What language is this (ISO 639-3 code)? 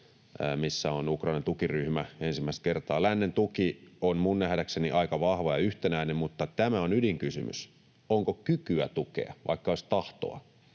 fin